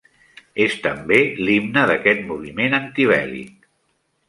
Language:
Catalan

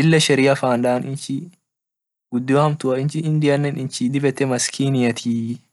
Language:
Orma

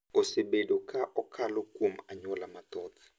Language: Luo (Kenya and Tanzania)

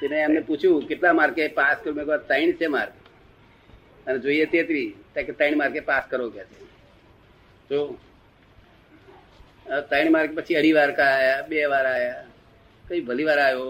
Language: Gujarati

